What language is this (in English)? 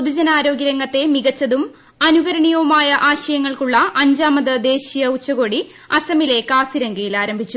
Malayalam